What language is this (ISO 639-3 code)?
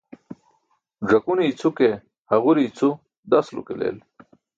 bsk